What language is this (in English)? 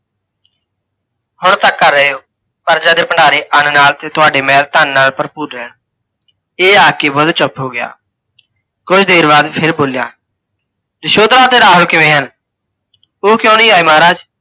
Punjabi